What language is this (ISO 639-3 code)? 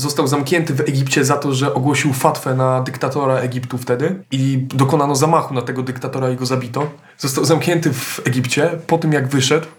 pol